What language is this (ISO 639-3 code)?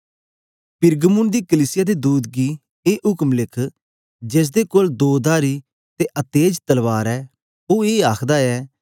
doi